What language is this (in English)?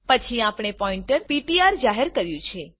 Gujarati